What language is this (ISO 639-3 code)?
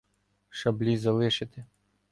ukr